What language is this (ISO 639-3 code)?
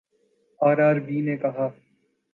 urd